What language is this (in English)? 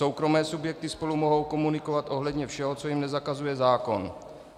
Czech